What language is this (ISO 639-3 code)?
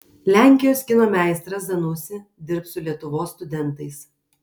lit